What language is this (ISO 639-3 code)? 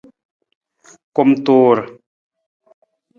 nmz